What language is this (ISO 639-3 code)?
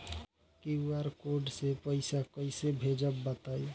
bho